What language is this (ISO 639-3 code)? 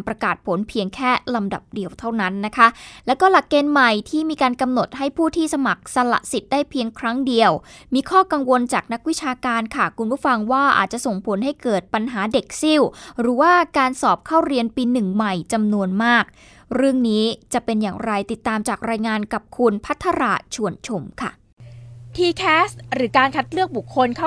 tha